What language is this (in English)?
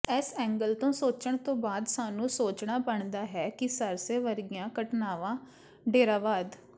Punjabi